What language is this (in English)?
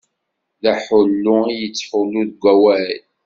Kabyle